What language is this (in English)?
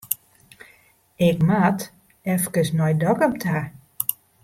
Western Frisian